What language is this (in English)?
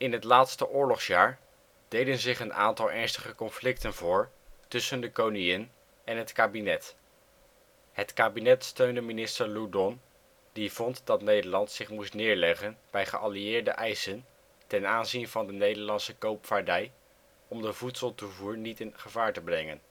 Dutch